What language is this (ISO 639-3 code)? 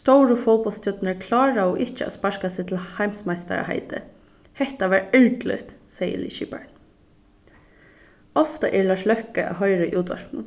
fao